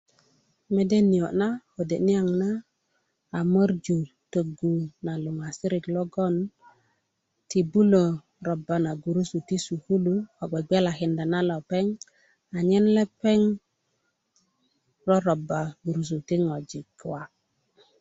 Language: Kuku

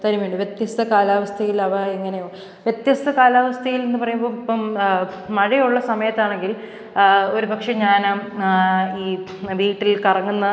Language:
Malayalam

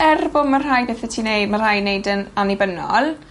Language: Welsh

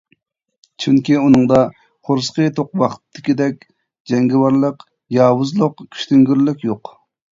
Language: Uyghur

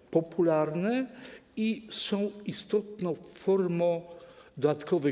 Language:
Polish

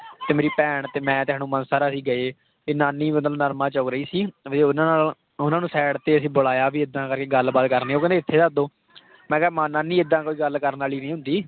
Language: Punjabi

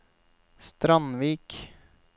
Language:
Norwegian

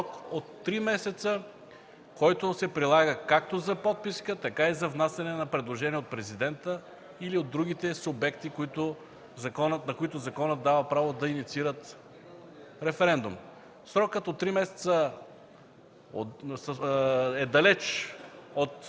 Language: Bulgarian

